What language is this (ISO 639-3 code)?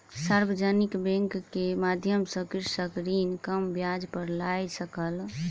mai